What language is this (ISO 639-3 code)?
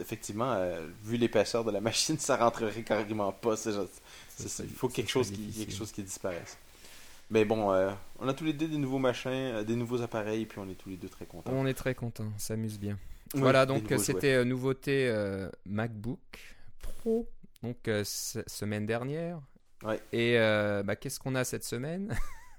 fra